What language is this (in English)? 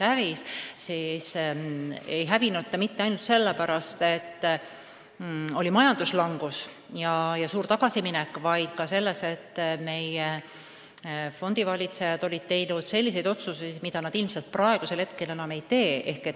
Estonian